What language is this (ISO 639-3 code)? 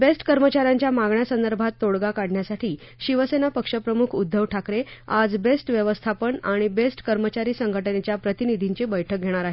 mar